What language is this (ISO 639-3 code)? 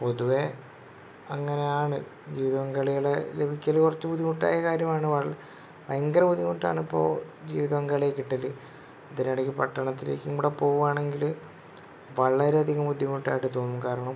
mal